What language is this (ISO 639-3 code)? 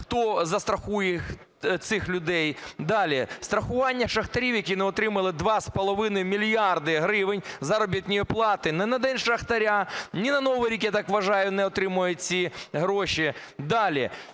ukr